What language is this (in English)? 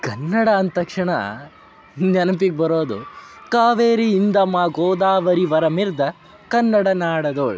Kannada